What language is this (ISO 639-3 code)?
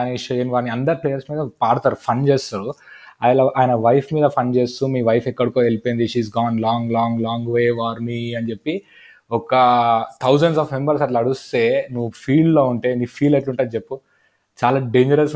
tel